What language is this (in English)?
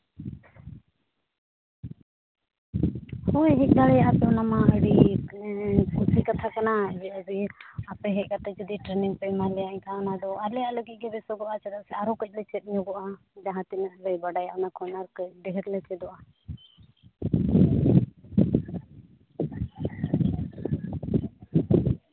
Santali